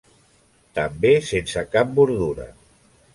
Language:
Catalan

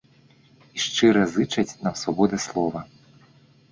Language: Belarusian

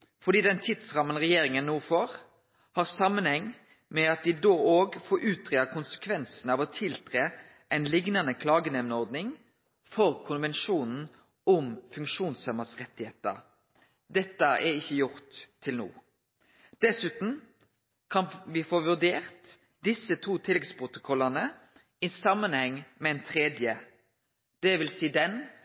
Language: Norwegian Nynorsk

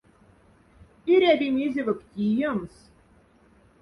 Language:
Moksha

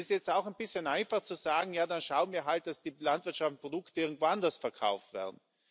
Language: German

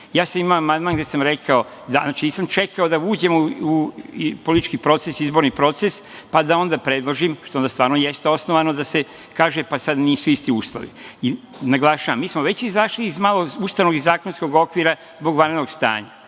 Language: Serbian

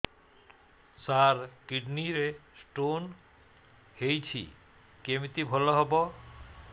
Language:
Odia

